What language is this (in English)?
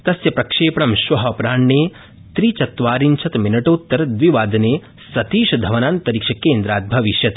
Sanskrit